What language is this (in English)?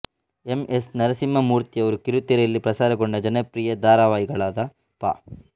Kannada